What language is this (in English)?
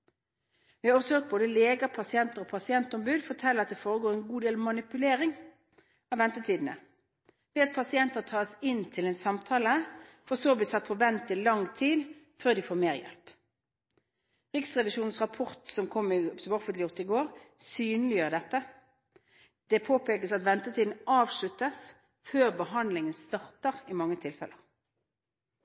Norwegian Bokmål